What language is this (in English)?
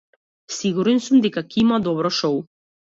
Macedonian